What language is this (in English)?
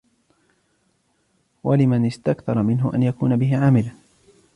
Arabic